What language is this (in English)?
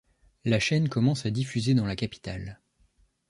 French